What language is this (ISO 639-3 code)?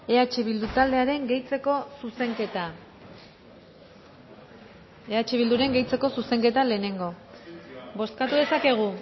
eus